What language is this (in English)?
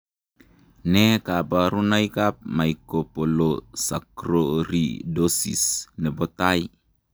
Kalenjin